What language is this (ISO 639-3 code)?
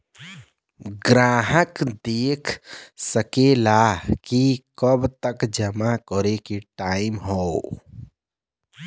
bho